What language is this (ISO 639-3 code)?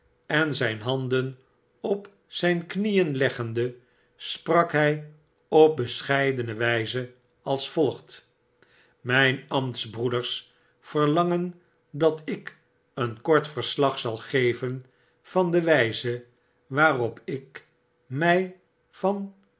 nld